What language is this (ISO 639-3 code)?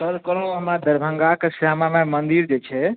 mai